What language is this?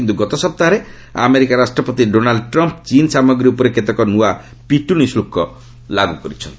Odia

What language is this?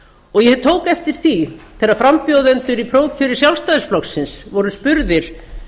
Icelandic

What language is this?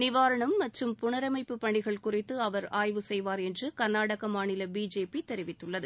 Tamil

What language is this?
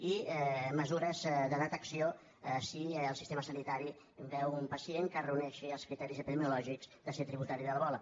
Catalan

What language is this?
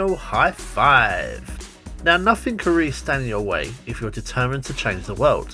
English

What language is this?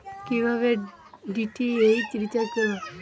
Bangla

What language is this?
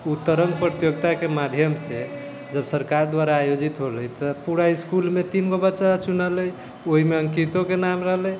Maithili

